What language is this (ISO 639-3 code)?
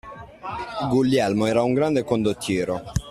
ita